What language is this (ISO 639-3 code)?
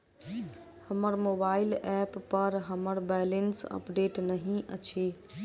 mai